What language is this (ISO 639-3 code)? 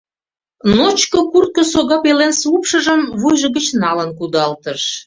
chm